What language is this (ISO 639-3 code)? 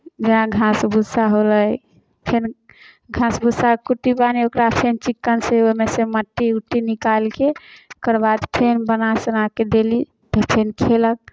mai